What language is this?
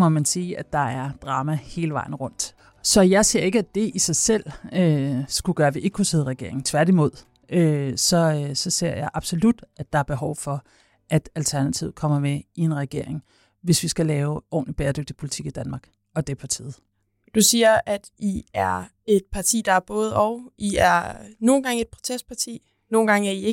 Danish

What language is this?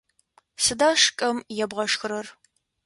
Adyghe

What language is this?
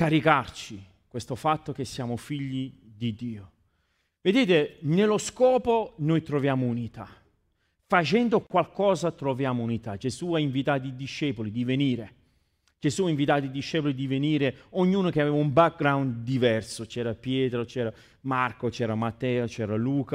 Italian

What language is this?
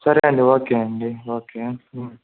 Telugu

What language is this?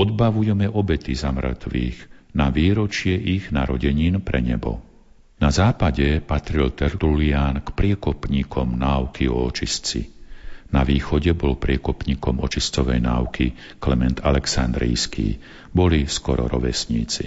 Slovak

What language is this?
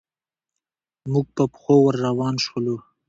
Pashto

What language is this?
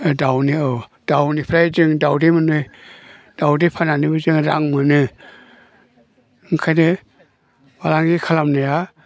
Bodo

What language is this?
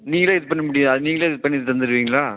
Tamil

